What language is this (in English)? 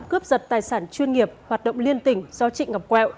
Vietnamese